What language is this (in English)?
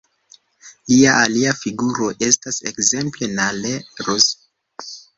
Esperanto